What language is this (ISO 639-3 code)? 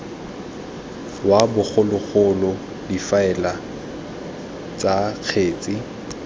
tsn